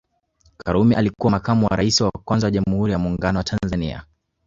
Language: Swahili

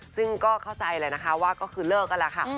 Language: Thai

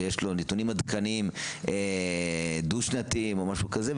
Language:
Hebrew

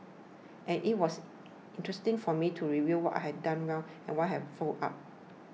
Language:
English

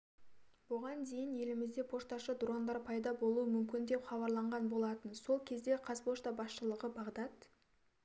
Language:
Kazakh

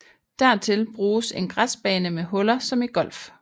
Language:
Danish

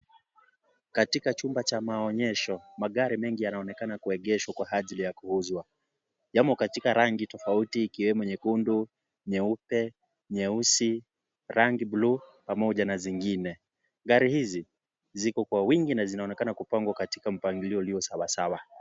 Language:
Swahili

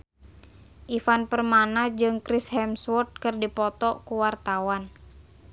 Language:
Sundanese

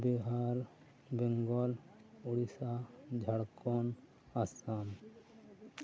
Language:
Santali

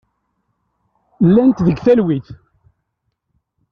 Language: Kabyle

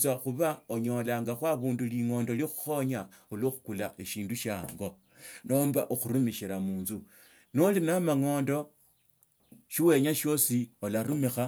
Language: Tsotso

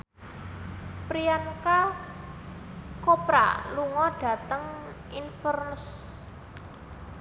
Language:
Javanese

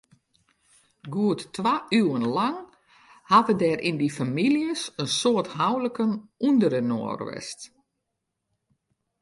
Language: Western Frisian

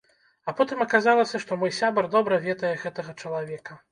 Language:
Belarusian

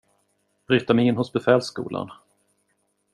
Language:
Swedish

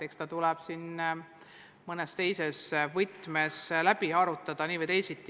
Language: Estonian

